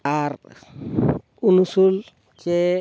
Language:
Santali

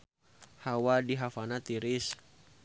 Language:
Sundanese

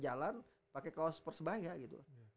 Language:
Indonesian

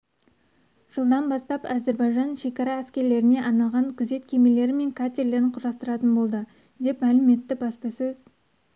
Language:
Kazakh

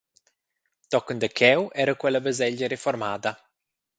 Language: Romansh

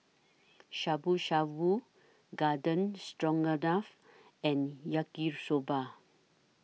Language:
English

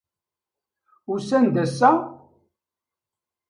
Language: Kabyle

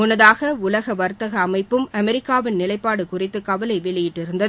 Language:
Tamil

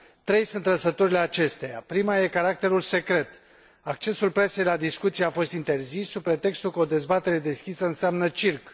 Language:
Romanian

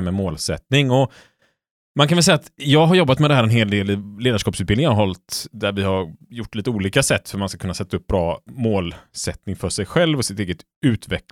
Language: Swedish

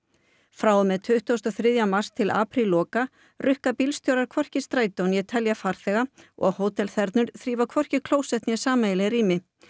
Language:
Icelandic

